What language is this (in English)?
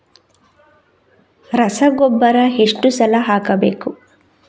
Kannada